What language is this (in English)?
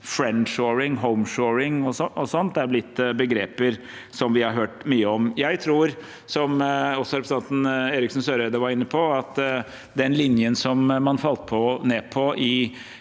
Norwegian